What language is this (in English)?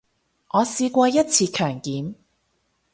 Cantonese